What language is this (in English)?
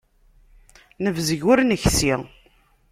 Kabyle